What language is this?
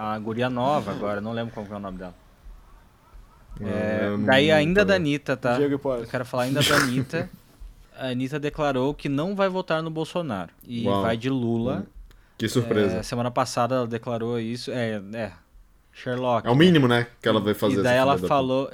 Portuguese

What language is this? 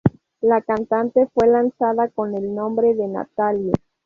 Spanish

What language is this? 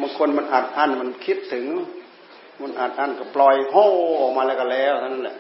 Thai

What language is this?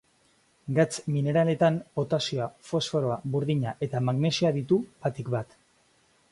Basque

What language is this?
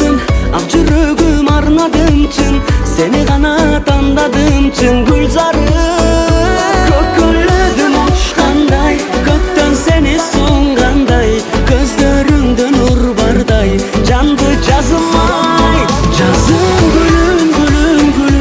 Turkish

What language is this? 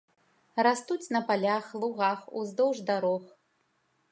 Belarusian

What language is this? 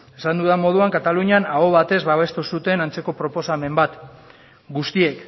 Basque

